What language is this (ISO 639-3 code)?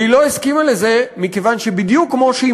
heb